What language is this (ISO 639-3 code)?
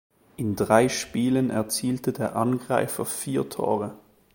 deu